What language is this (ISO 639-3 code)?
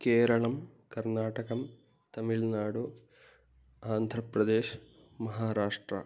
san